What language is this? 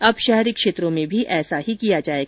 Hindi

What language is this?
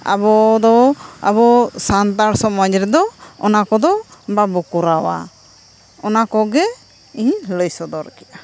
Santali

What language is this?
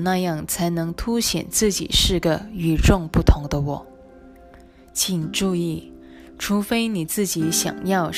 Chinese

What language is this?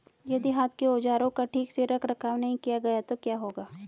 Hindi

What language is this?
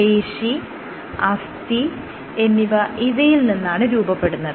Malayalam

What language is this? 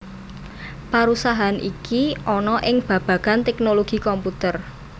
Javanese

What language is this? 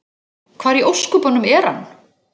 Icelandic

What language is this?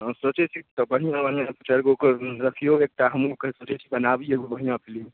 Maithili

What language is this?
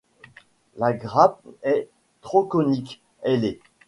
French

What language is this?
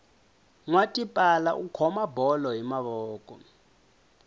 Tsonga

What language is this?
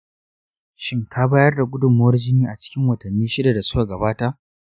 Hausa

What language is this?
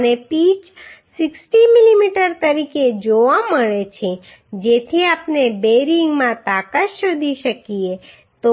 Gujarati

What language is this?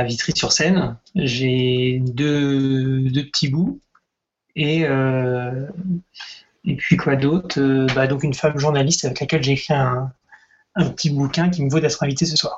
French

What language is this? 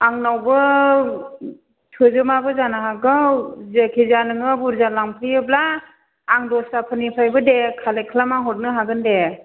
Bodo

